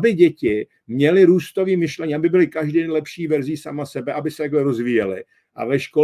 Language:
Czech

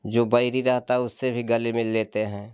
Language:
Hindi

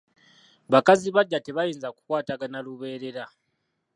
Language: Ganda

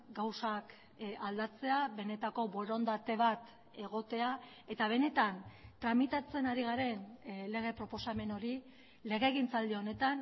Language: Basque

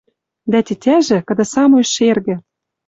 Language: Western Mari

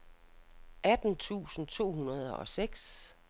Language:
Danish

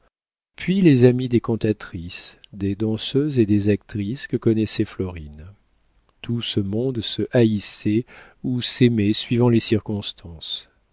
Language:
French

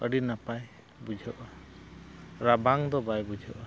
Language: Santali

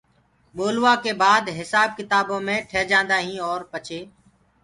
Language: Gurgula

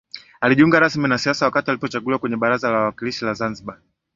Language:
Swahili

